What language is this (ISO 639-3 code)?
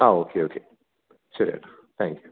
mal